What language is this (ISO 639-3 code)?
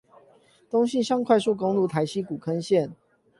zho